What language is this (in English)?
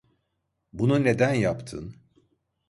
Turkish